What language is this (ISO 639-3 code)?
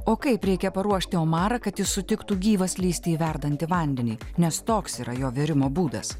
lit